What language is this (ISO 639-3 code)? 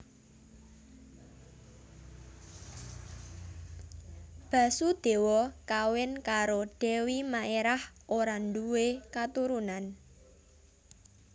jav